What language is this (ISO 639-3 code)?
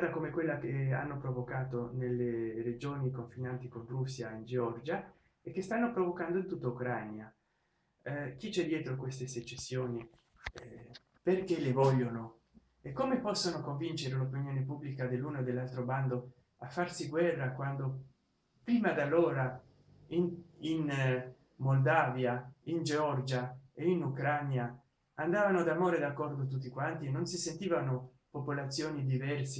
ita